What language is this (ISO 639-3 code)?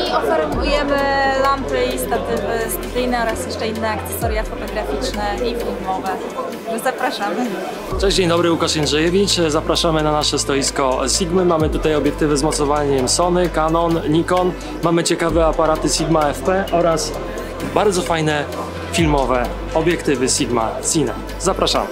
pol